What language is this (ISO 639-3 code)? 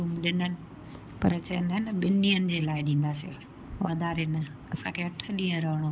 snd